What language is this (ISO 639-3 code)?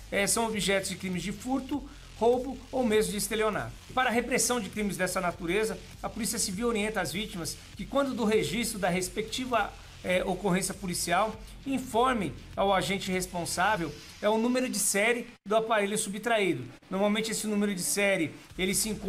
por